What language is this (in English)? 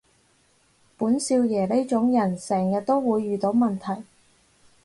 Cantonese